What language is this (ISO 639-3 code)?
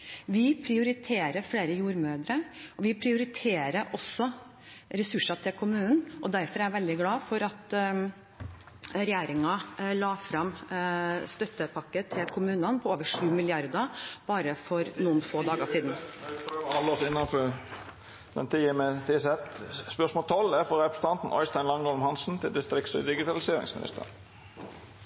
nor